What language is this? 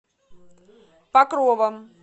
Russian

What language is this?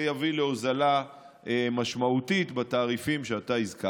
Hebrew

